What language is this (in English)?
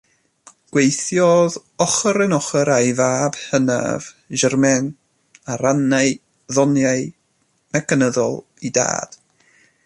Welsh